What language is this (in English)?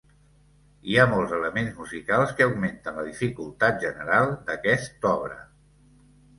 Catalan